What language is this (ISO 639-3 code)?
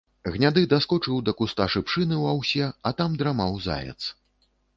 bel